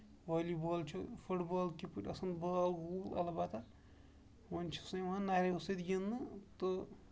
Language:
Kashmiri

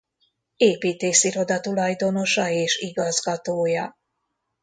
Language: Hungarian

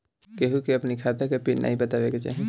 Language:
Bhojpuri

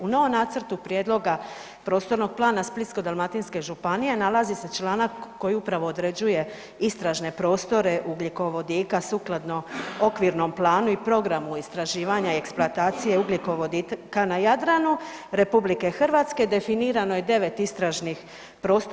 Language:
Croatian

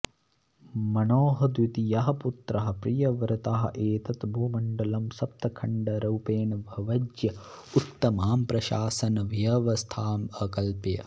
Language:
Sanskrit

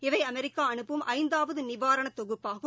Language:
Tamil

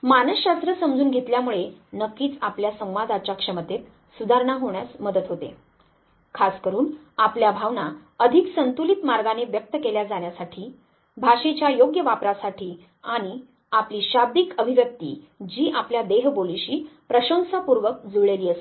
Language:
Marathi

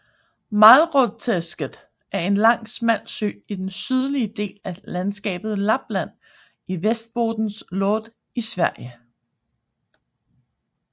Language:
Danish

